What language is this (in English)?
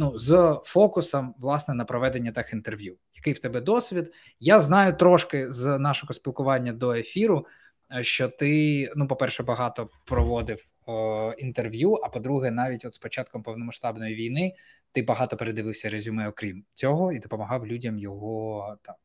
Ukrainian